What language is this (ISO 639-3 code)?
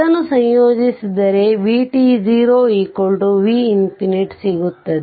kan